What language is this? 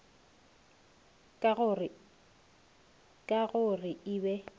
Northern Sotho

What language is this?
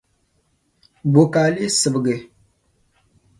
Dagbani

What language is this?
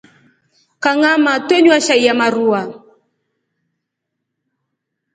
Rombo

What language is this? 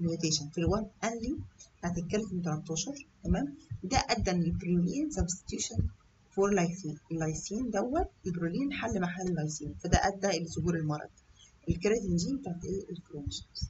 Arabic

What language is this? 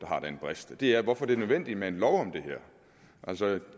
Danish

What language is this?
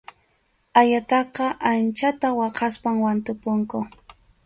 Arequipa-La Unión Quechua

